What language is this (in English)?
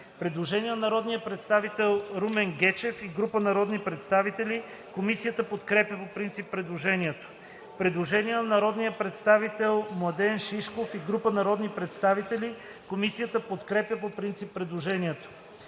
Bulgarian